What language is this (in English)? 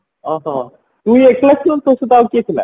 Odia